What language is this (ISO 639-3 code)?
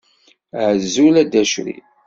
kab